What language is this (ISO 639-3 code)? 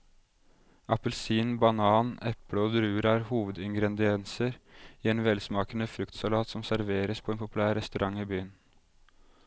nor